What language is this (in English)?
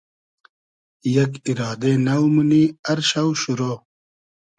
Hazaragi